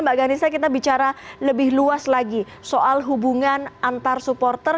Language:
Indonesian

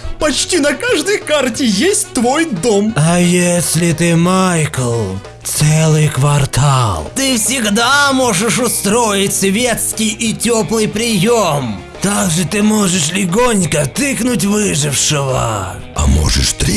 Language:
Russian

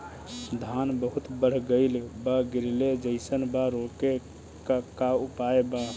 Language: Bhojpuri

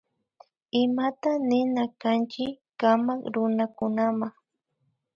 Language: Imbabura Highland Quichua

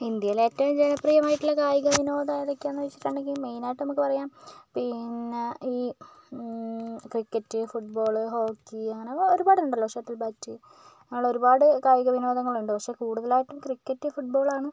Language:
Malayalam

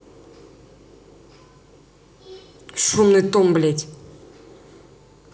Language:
Russian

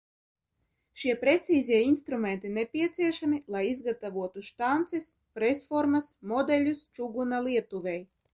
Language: Latvian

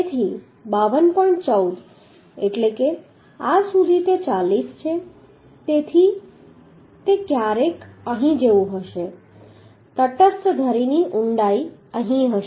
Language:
Gujarati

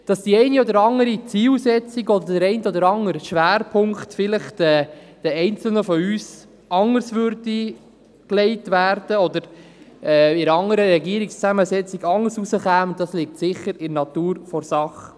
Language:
Swiss German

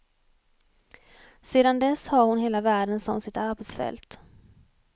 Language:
Swedish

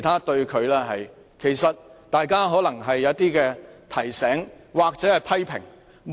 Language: Cantonese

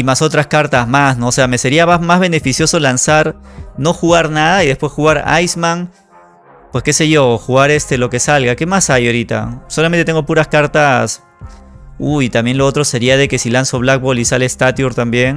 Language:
Spanish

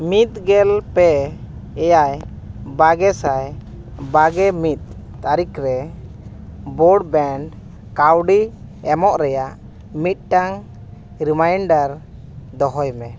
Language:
Santali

